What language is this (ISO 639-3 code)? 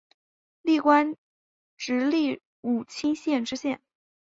zho